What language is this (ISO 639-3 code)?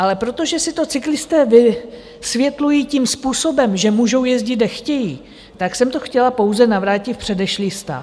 ces